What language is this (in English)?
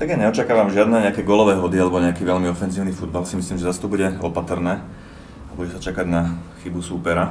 Slovak